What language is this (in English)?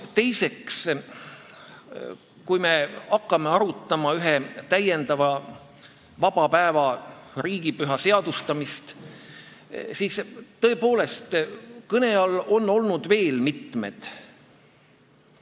Estonian